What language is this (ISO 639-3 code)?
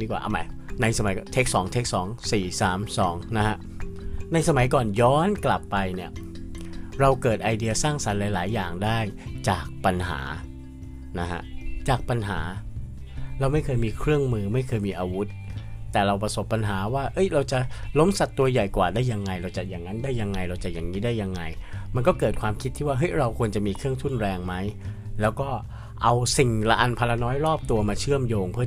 tha